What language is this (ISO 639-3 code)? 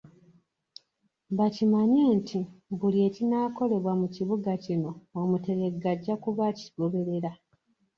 lug